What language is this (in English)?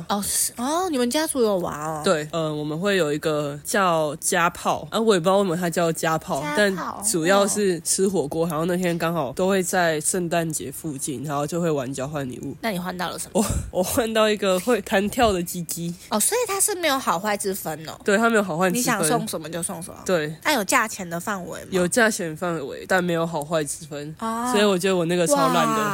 Chinese